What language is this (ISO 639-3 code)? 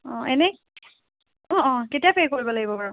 asm